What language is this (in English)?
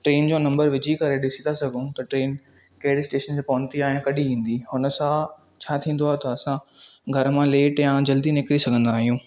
Sindhi